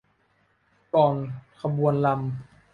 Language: Thai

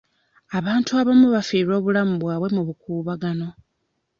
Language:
Ganda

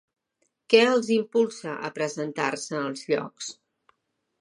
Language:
Catalan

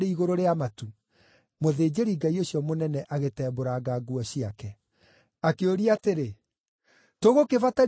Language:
Kikuyu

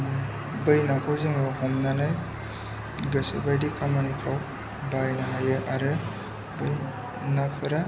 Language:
Bodo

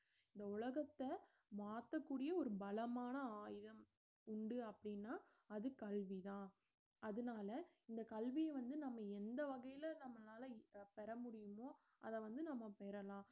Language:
Tamil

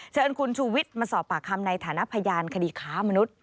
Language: Thai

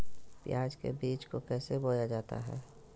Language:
Magahi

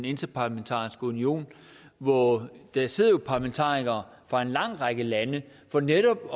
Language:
Danish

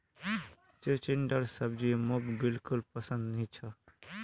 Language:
Magahi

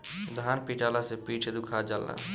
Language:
Bhojpuri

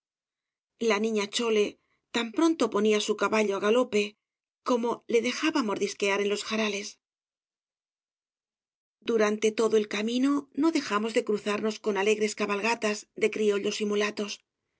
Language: Spanish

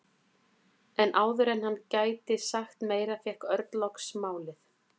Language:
Icelandic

